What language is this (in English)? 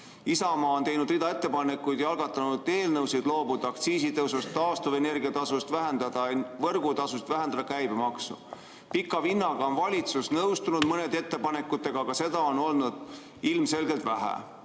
Estonian